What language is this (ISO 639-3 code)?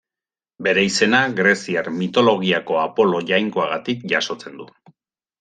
eus